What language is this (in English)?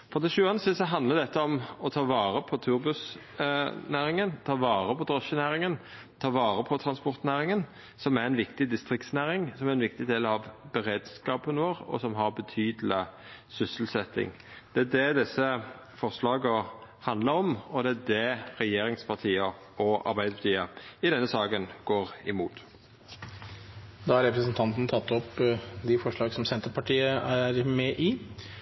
Norwegian